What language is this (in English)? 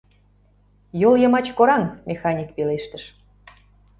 Mari